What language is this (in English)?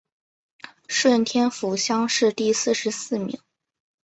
Chinese